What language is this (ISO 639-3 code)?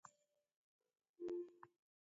dav